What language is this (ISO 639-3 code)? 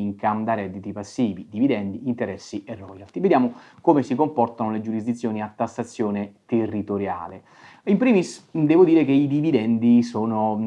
ita